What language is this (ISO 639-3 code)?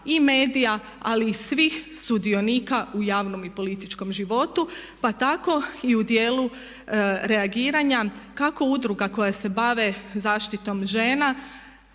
hrv